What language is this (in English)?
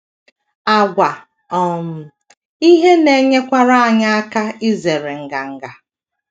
Igbo